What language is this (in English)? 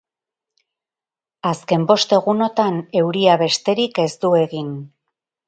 Basque